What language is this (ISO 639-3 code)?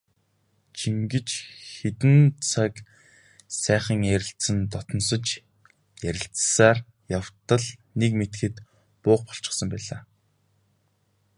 mon